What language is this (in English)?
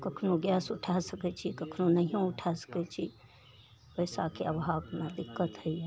Maithili